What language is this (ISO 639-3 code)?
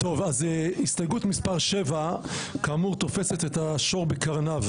heb